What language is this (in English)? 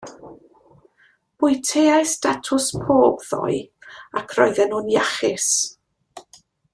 Welsh